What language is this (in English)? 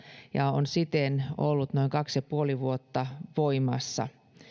Finnish